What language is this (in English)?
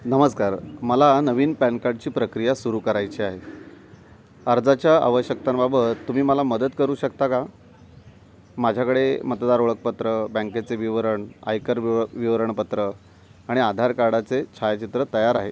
Marathi